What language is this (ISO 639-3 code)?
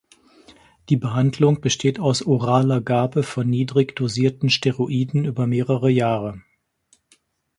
deu